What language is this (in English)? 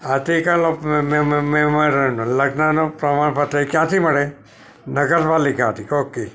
Gujarati